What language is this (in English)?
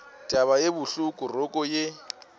Northern Sotho